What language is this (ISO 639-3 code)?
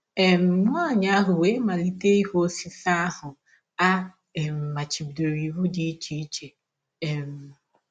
ibo